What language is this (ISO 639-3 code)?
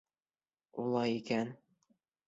bak